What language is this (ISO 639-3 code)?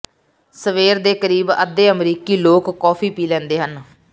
pan